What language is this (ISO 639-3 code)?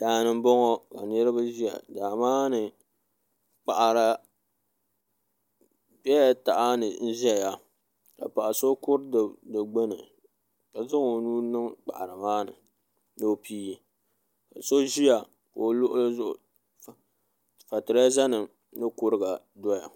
dag